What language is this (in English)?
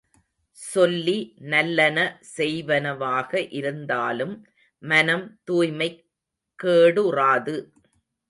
Tamil